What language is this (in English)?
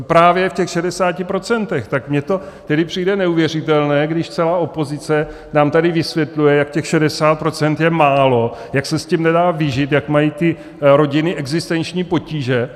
Czech